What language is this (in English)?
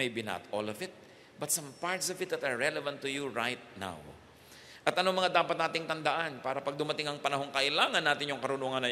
Filipino